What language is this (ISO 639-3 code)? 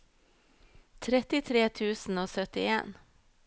nor